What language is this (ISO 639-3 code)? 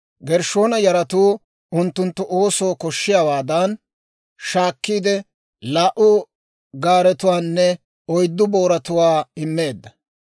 dwr